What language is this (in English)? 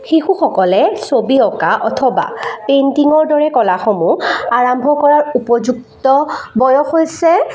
Assamese